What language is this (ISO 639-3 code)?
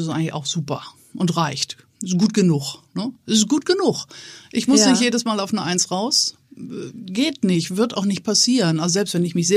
deu